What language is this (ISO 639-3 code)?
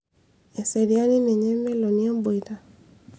mas